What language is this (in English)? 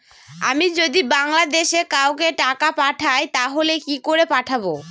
Bangla